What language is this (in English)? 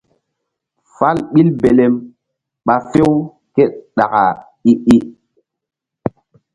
Mbum